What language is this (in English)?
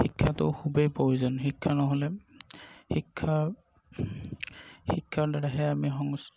Assamese